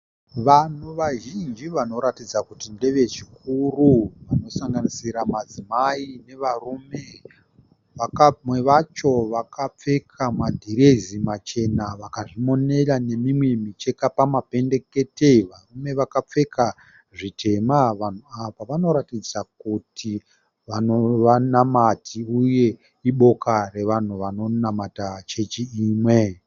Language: Shona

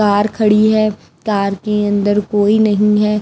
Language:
Hindi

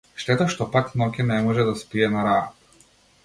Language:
Macedonian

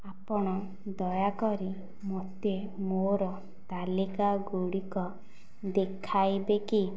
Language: Odia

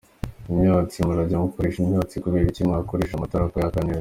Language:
Kinyarwanda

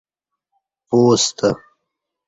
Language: Kati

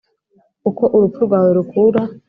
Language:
Kinyarwanda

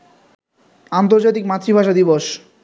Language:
Bangla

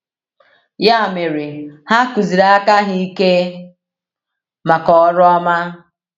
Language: Igbo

